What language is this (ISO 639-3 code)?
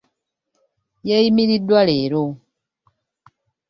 lug